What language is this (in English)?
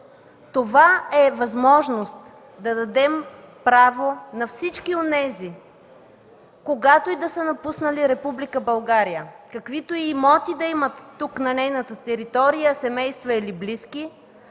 Bulgarian